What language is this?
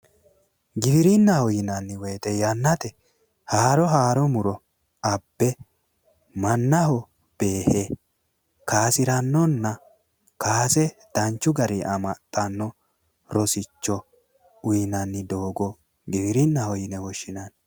Sidamo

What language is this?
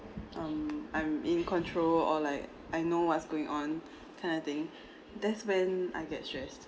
English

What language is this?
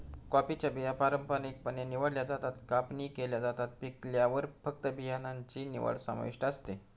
Marathi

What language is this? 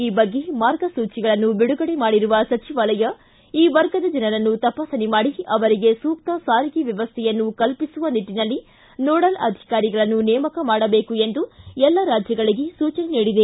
Kannada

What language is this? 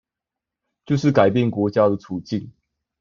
Chinese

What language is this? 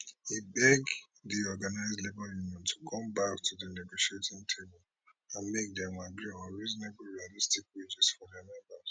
Nigerian Pidgin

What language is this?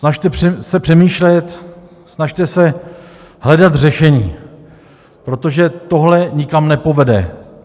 Czech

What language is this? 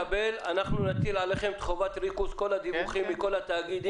Hebrew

